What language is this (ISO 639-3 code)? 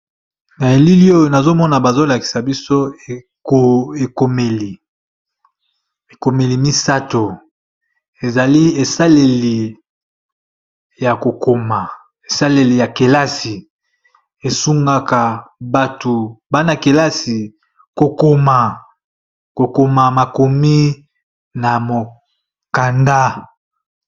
lin